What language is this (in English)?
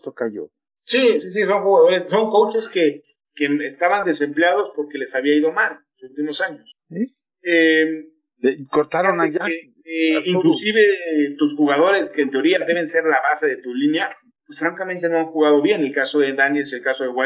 Spanish